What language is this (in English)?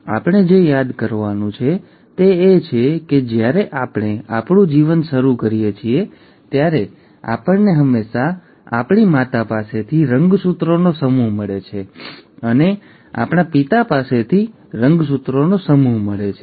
Gujarati